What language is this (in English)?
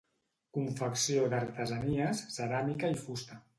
Catalan